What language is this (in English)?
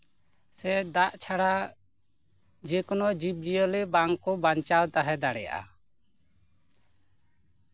Santali